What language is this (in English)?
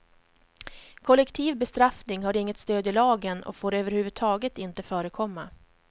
Swedish